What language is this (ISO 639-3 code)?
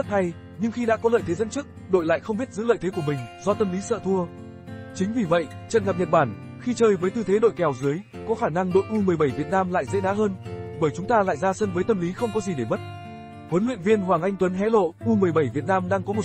vie